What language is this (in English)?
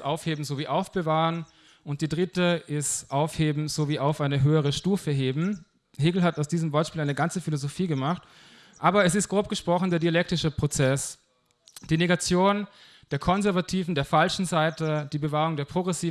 German